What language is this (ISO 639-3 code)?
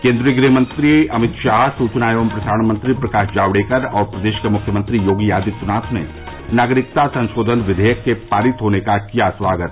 hin